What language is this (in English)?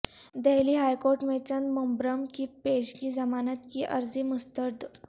Urdu